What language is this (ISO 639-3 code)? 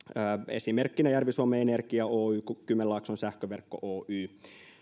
fin